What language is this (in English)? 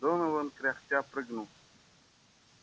Russian